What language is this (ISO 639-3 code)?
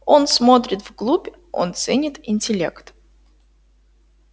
rus